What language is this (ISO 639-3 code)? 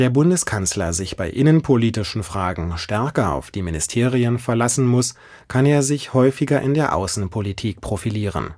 deu